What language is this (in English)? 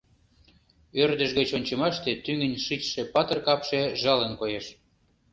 Mari